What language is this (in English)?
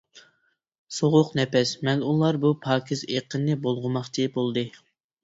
Uyghur